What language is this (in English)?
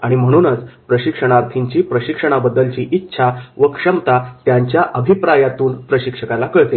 Marathi